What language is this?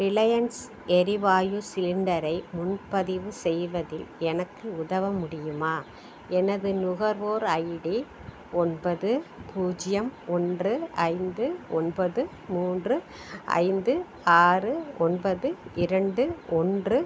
Tamil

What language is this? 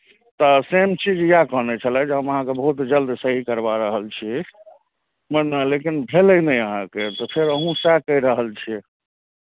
Maithili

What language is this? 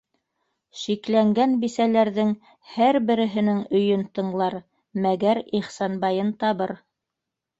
Bashkir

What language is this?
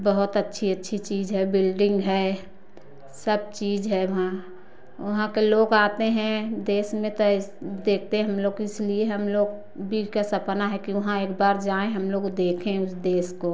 Hindi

